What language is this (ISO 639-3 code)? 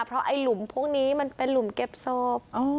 tha